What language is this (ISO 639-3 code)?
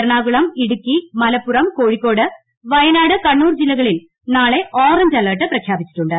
mal